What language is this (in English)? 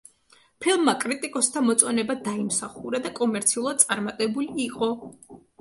Georgian